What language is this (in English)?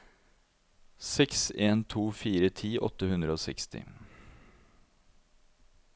Norwegian